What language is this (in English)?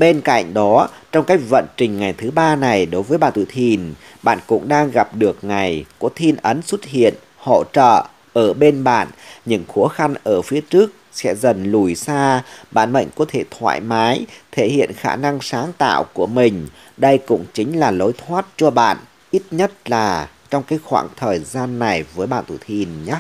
Vietnamese